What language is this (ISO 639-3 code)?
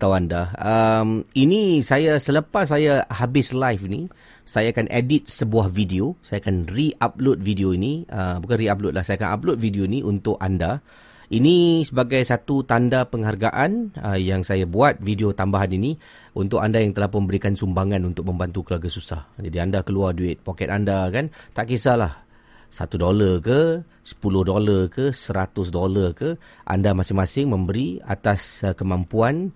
msa